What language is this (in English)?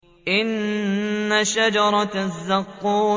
Arabic